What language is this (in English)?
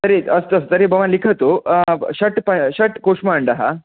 Sanskrit